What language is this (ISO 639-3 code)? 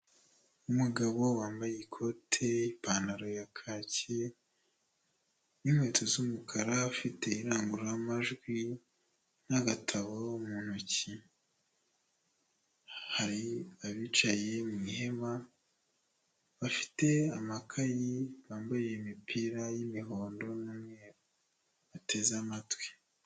kin